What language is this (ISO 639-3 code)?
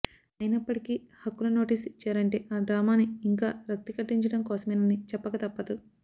tel